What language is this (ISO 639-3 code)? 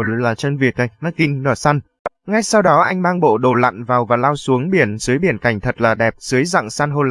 vie